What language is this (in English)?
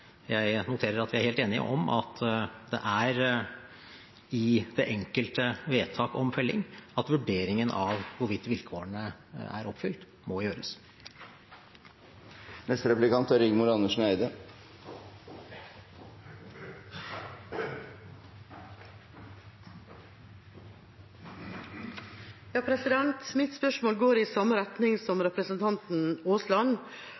Norwegian Bokmål